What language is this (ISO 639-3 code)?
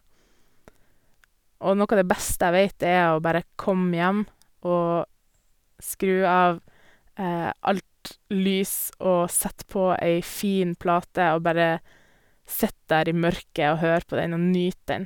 nor